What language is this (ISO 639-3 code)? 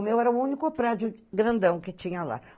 por